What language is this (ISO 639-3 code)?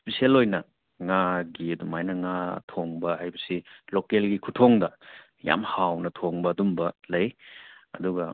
mni